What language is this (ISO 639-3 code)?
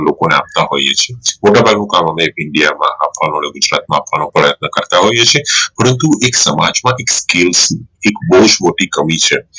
guj